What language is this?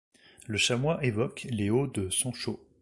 French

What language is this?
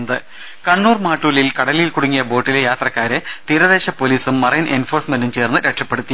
Malayalam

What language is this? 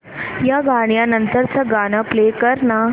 Marathi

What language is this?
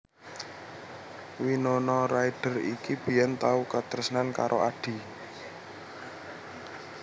Javanese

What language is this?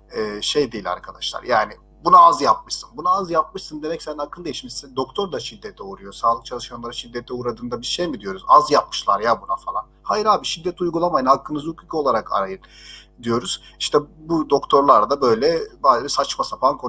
Turkish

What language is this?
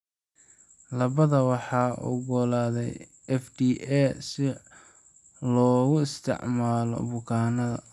Somali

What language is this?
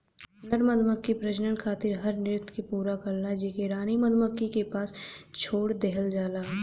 Bhojpuri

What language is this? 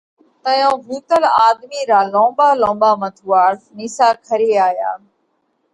Parkari Koli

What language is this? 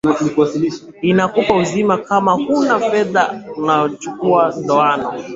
Swahili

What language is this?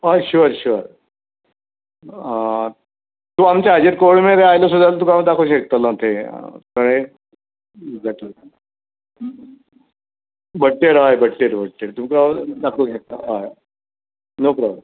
Konkani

